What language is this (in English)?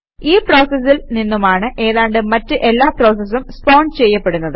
Malayalam